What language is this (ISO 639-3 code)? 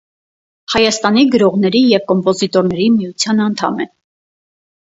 hye